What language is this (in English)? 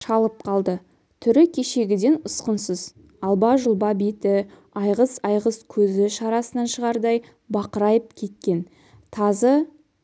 Kazakh